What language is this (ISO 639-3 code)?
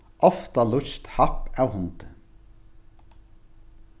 fao